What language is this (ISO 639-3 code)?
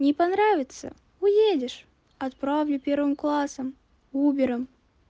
rus